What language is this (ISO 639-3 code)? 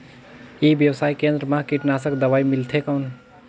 hne